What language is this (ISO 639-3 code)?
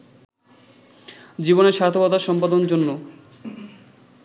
ben